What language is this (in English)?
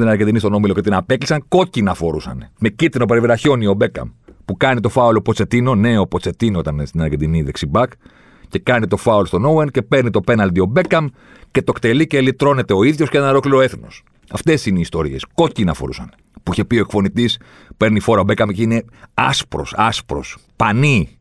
Greek